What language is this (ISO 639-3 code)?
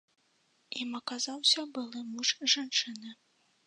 bel